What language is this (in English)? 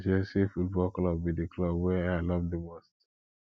Nigerian Pidgin